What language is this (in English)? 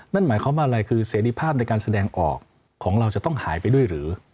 Thai